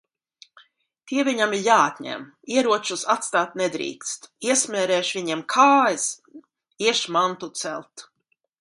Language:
Latvian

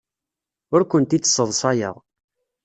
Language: Kabyle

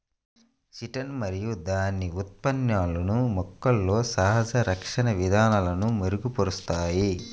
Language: Telugu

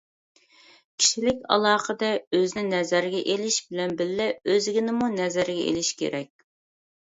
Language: Uyghur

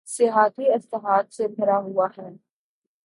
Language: Urdu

